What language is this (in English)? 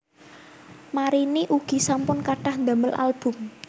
Javanese